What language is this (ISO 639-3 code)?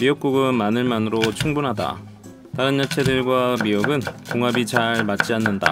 kor